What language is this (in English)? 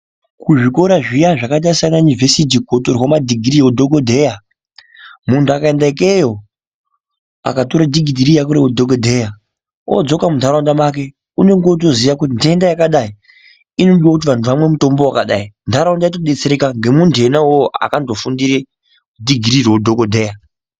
Ndau